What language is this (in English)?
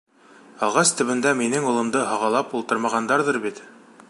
Bashkir